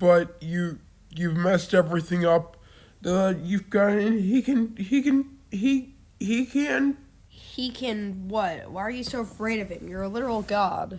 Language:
English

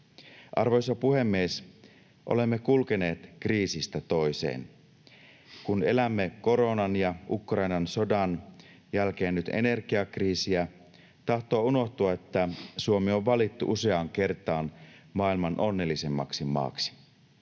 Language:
Finnish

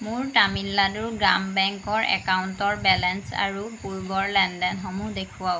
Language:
Assamese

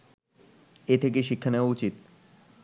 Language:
Bangla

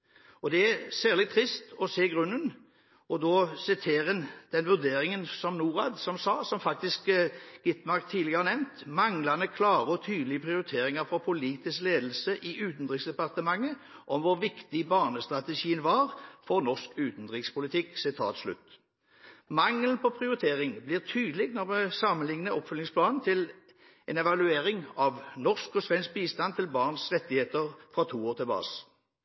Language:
Norwegian Bokmål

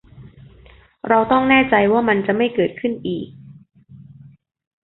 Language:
Thai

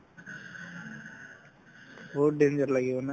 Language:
Assamese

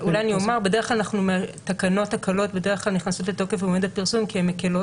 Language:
Hebrew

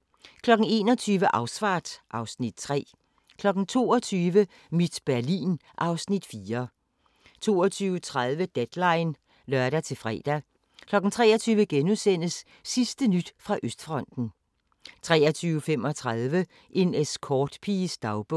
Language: Danish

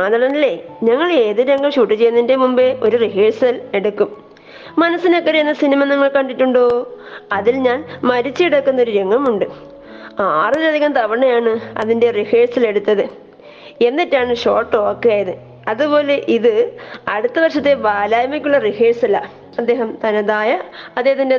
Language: Malayalam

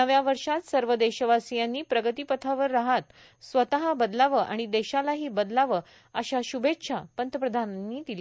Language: Marathi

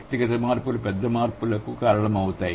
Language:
Telugu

